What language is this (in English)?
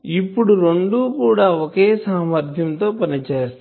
Telugu